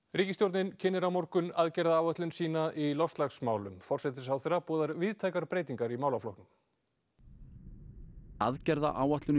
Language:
Icelandic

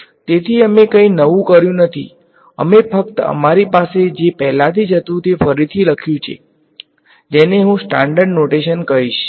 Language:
Gujarati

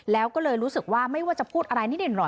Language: Thai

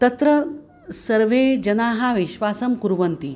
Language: Sanskrit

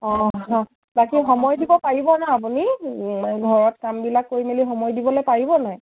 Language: Assamese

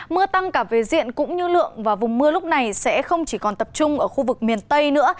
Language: Vietnamese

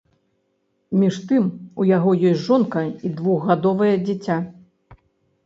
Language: Belarusian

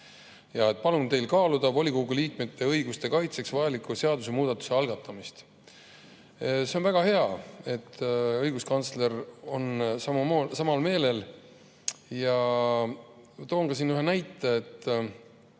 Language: Estonian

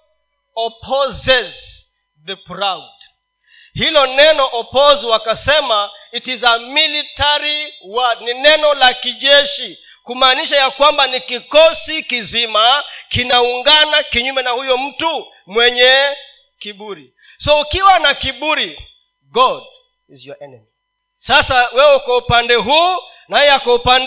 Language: Swahili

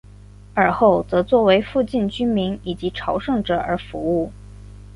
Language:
Chinese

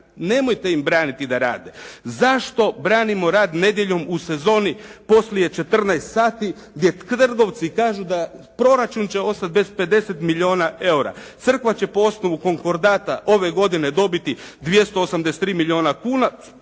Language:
Croatian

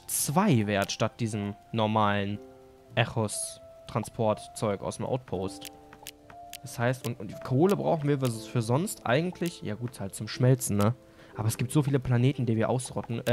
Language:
German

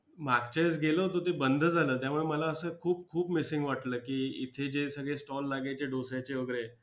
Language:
Marathi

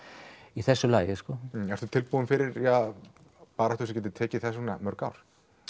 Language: Icelandic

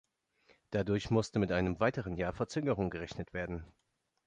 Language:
German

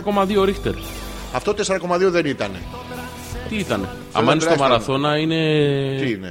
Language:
Greek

